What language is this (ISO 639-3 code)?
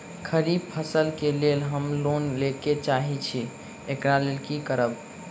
mai